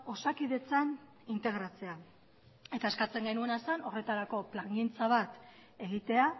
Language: Basque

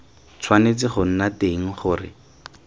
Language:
Tswana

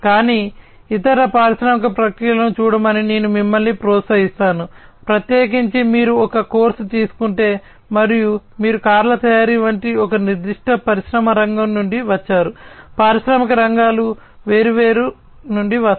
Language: Telugu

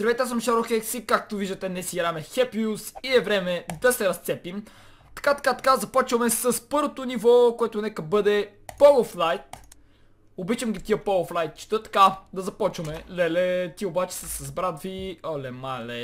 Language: Bulgarian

